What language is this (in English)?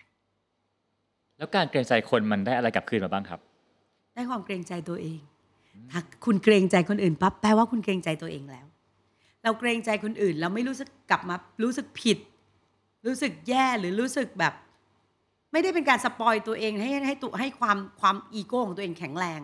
Thai